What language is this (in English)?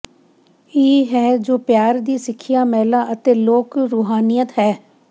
Punjabi